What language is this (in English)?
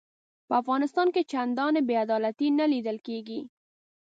Pashto